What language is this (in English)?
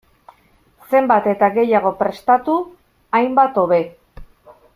Basque